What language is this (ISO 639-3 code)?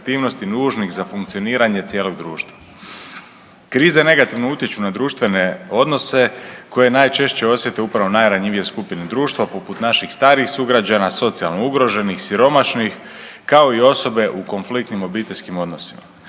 hrv